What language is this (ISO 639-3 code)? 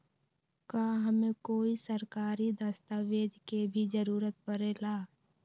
mag